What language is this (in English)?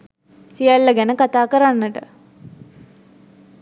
Sinhala